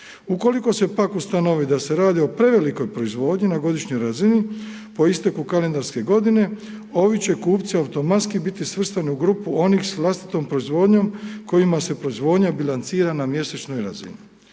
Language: Croatian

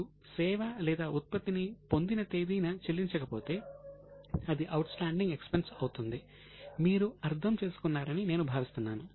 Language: Telugu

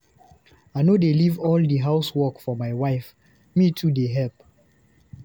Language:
Nigerian Pidgin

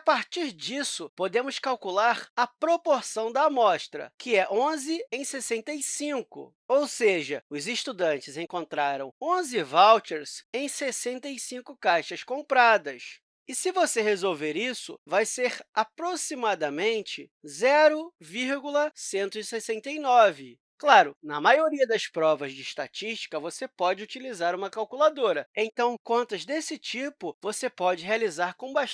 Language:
Portuguese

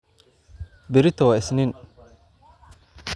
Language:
Somali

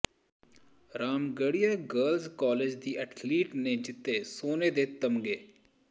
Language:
Punjabi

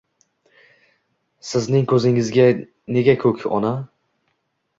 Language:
Uzbek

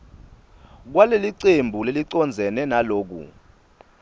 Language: Swati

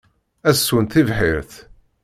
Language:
Kabyle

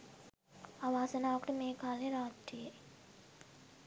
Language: Sinhala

